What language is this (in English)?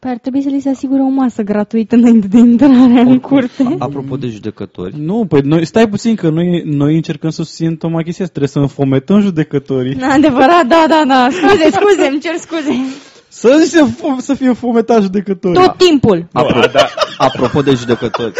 Romanian